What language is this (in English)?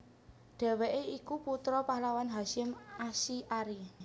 Javanese